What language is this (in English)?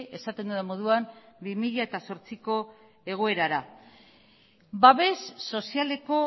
Basque